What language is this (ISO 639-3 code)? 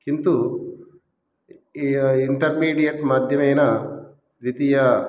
san